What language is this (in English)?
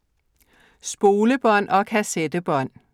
Danish